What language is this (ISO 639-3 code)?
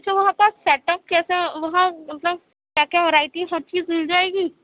urd